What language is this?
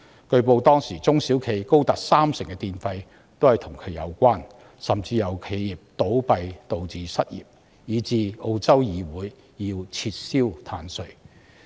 Cantonese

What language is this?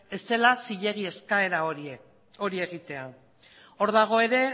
Basque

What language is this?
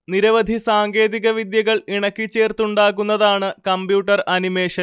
Malayalam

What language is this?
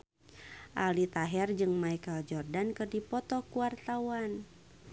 Sundanese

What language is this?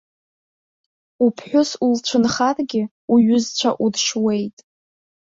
Abkhazian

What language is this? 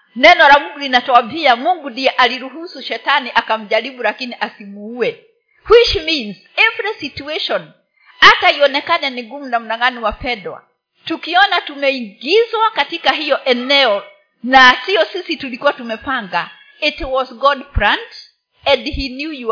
Swahili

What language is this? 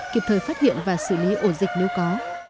Vietnamese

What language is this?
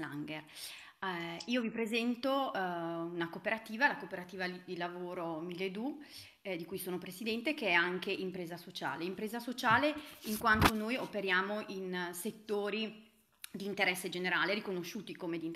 Italian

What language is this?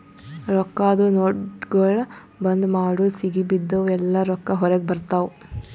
Kannada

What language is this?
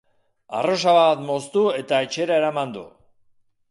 Basque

